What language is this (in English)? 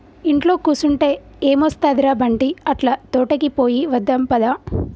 Telugu